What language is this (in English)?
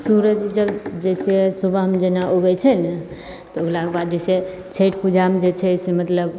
Maithili